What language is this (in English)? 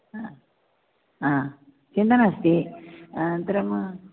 Sanskrit